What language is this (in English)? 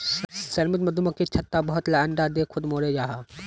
Magahi